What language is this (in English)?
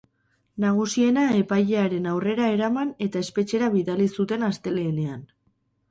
Basque